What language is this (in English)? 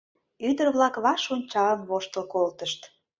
Mari